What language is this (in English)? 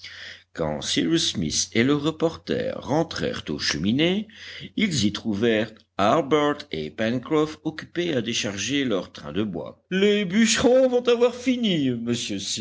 French